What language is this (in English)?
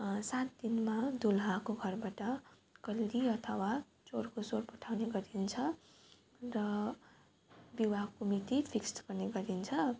Nepali